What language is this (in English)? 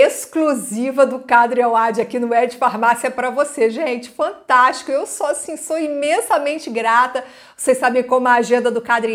Portuguese